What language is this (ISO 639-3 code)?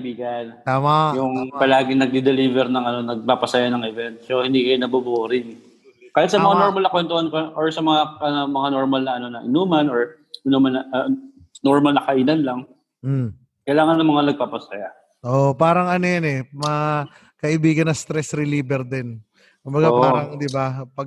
fil